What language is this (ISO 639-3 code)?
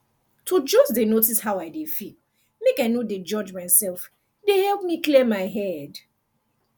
pcm